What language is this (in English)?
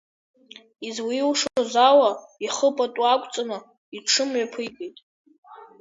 Abkhazian